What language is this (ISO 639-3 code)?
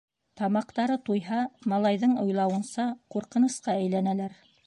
bak